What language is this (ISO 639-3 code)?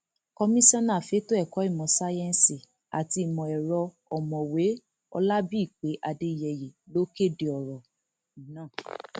yor